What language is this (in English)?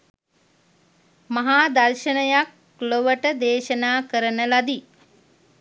Sinhala